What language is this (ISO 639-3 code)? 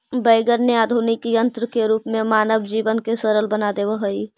mag